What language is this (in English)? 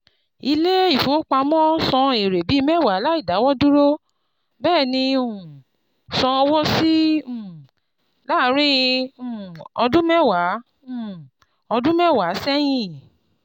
Yoruba